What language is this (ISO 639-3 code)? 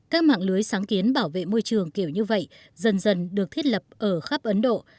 vie